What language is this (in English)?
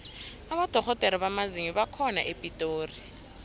South Ndebele